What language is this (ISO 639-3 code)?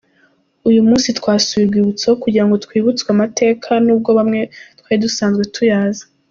kin